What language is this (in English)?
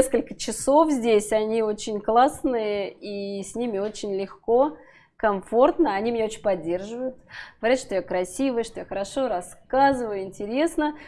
Russian